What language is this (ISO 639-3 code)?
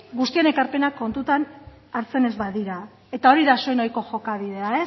eus